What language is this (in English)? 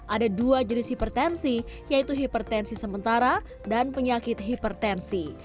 Indonesian